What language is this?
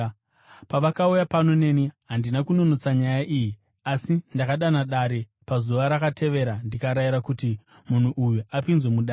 Shona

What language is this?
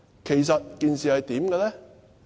Cantonese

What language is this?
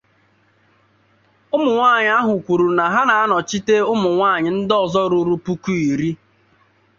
Igbo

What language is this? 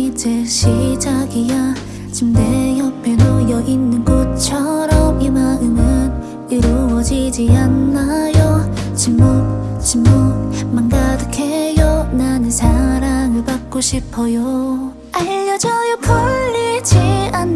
Japanese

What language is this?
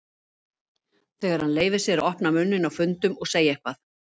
Icelandic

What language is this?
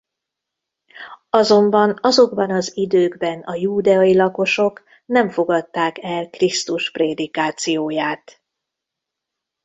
Hungarian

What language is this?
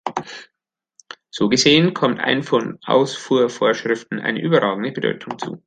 German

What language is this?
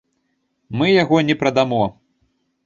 Belarusian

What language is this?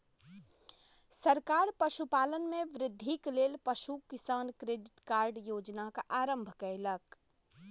Maithili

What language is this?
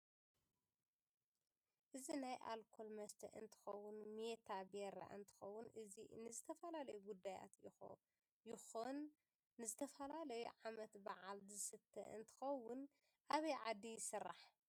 Tigrinya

